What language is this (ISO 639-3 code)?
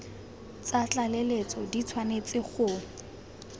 tsn